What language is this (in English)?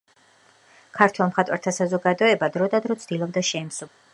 Georgian